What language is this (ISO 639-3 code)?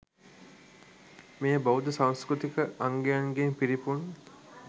sin